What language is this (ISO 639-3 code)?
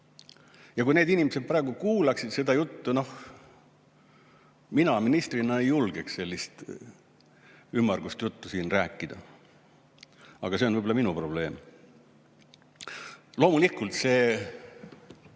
est